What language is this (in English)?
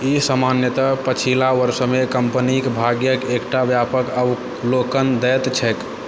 Maithili